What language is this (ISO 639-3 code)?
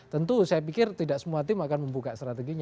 ind